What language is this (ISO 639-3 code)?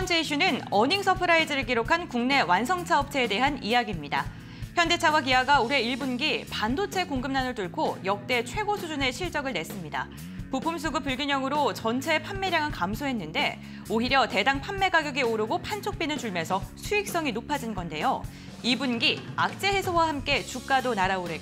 kor